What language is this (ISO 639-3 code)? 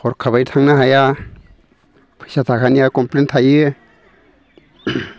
brx